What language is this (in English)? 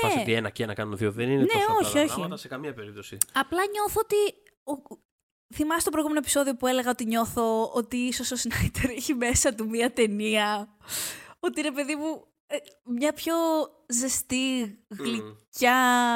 Greek